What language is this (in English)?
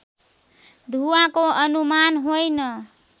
Nepali